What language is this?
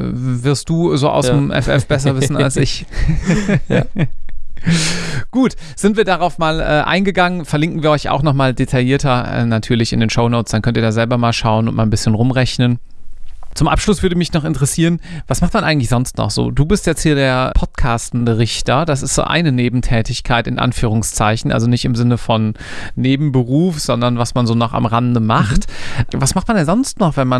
German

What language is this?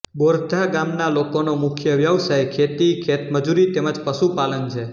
Gujarati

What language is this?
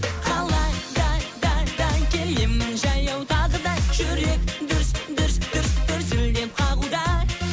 Kazakh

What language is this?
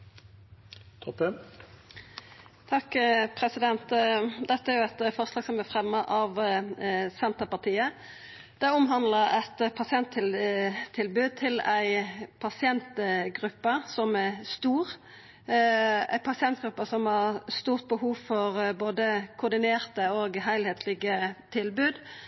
Norwegian Nynorsk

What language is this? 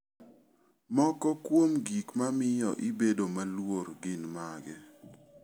Luo (Kenya and Tanzania)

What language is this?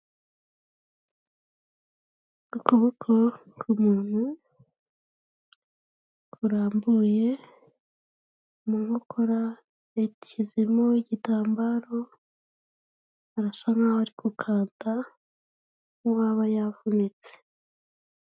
Kinyarwanda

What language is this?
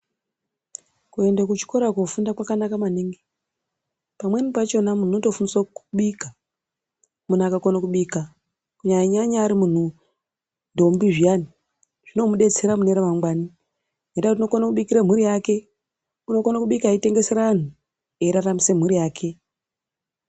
Ndau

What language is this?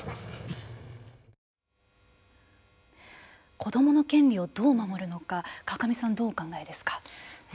Japanese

